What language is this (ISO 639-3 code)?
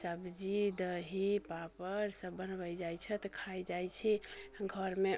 mai